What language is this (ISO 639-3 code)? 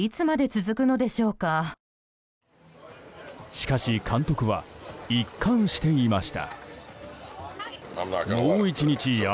jpn